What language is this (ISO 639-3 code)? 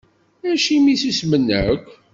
kab